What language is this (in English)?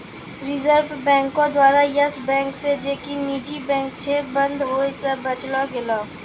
Maithili